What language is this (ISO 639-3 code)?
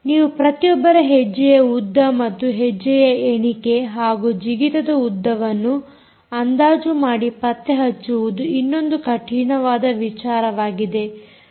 kan